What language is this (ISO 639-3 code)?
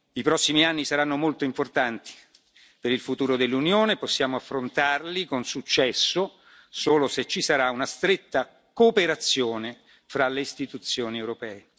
ita